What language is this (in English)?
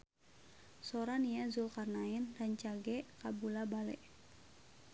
Sundanese